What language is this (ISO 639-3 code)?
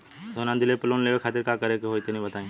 bho